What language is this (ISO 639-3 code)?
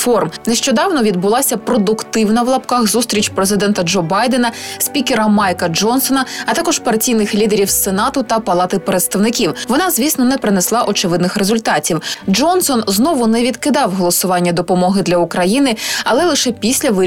ukr